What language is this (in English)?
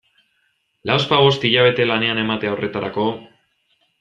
Basque